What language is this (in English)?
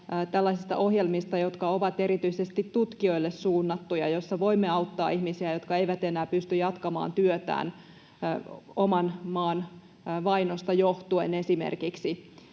Finnish